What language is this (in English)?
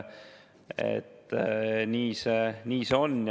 Estonian